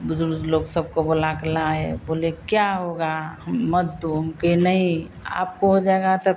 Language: Hindi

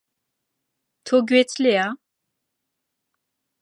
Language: Central Kurdish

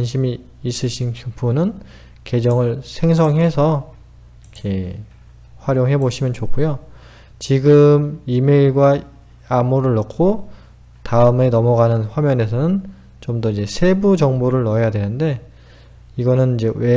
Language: Korean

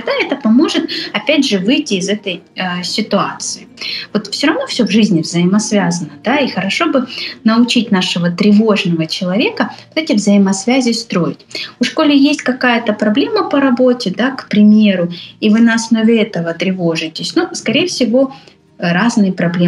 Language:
Russian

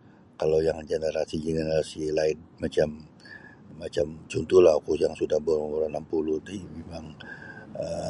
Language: Sabah Bisaya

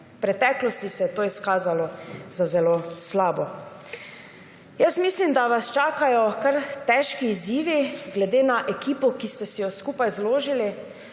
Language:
Slovenian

